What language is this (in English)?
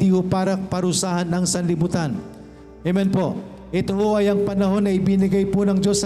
Filipino